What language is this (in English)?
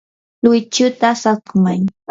Yanahuanca Pasco Quechua